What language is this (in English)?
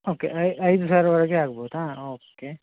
Kannada